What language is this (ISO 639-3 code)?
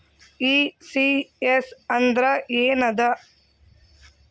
kan